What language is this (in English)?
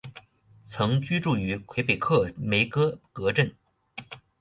Chinese